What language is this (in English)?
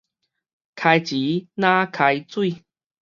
Min Nan Chinese